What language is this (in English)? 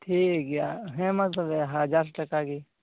Santali